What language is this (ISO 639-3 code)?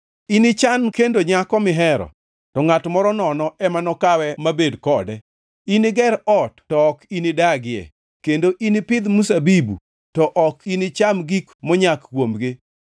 luo